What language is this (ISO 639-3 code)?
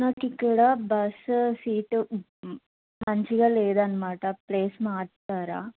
tel